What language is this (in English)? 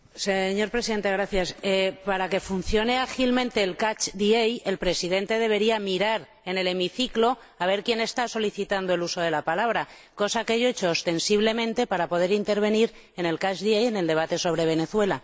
Spanish